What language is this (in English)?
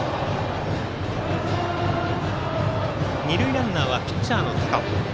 Japanese